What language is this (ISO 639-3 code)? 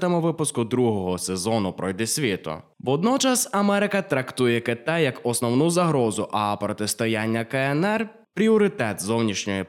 ukr